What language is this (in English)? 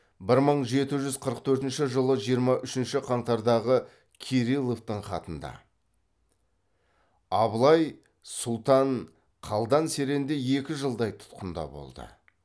Kazakh